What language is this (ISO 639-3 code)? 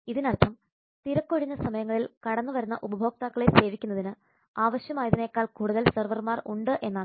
mal